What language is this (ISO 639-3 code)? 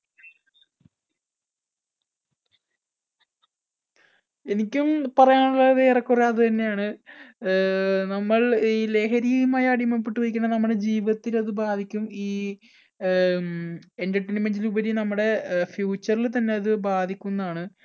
mal